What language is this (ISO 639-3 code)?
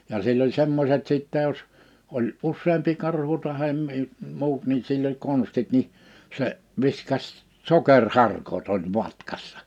fin